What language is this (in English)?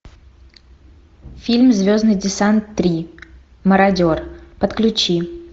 Russian